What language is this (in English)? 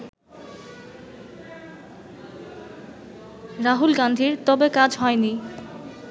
Bangla